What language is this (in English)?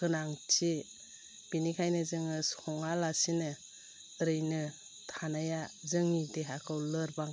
Bodo